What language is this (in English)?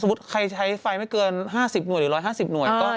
Thai